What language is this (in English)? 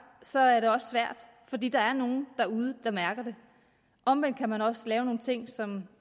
Danish